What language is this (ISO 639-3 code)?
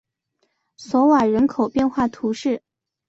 zho